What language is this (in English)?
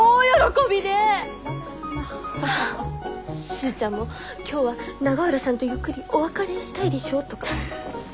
Japanese